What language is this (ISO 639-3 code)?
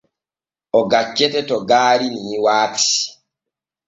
fue